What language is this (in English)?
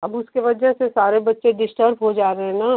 Hindi